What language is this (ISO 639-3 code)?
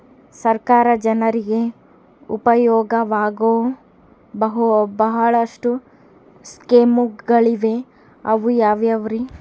kan